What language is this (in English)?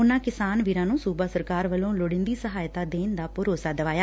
Punjabi